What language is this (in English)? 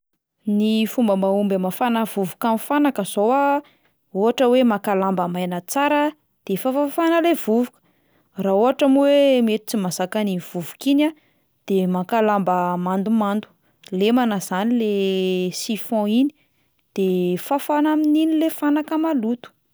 Malagasy